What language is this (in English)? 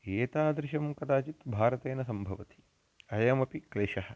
Sanskrit